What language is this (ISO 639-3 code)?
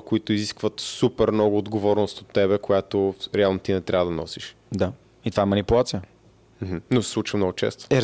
bul